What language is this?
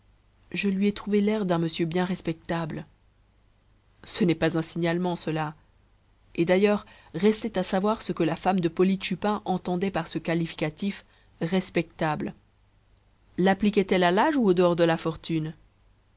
French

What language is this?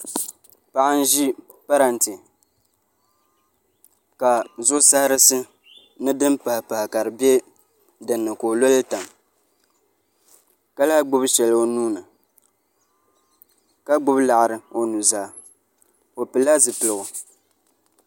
Dagbani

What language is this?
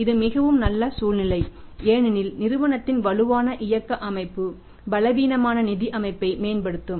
Tamil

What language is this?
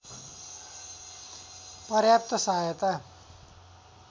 Nepali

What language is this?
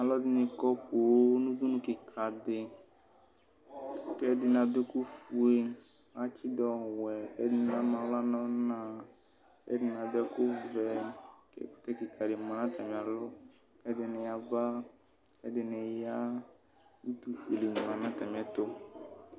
Ikposo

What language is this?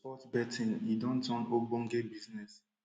Nigerian Pidgin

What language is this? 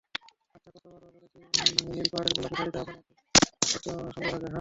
Bangla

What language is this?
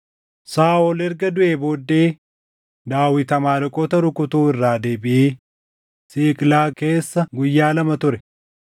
Oromo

